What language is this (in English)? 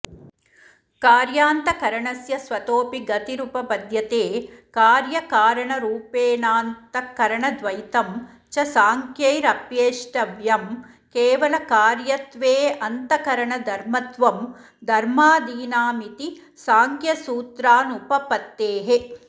Sanskrit